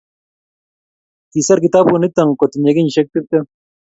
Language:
Kalenjin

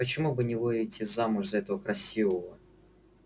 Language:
Russian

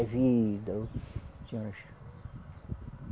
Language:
Portuguese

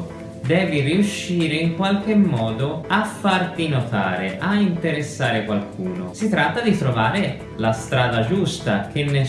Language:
Italian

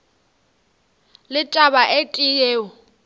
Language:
Northern Sotho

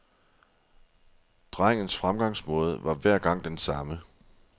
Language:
Danish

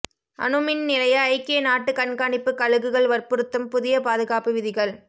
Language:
Tamil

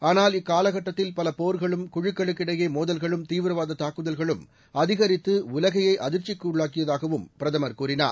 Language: Tamil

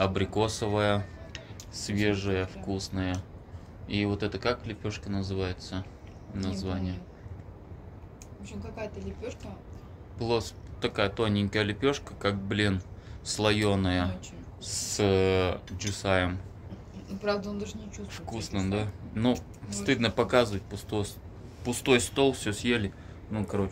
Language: Russian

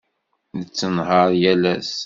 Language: Kabyle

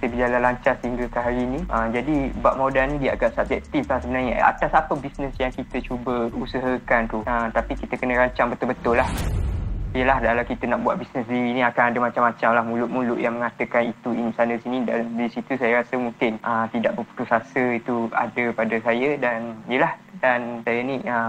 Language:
Malay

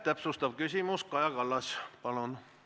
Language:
Estonian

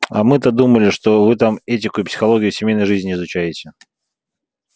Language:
Russian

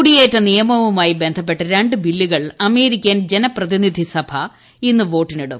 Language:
Malayalam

